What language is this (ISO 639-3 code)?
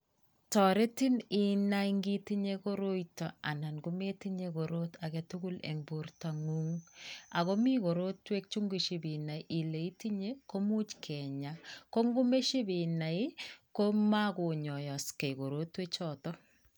kln